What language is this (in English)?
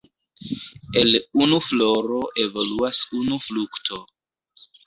Esperanto